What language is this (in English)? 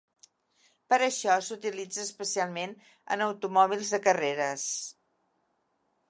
Catalan